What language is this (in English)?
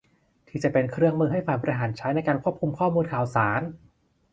Thai